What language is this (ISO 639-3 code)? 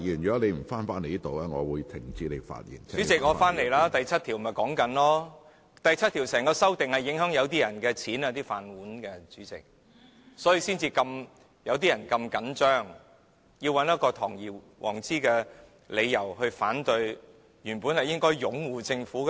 yue